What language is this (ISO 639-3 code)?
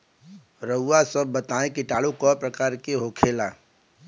bho